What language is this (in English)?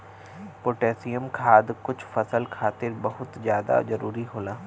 Bhojpuri